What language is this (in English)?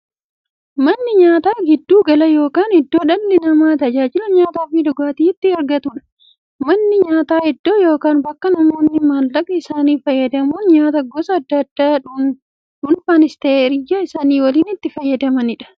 Oromo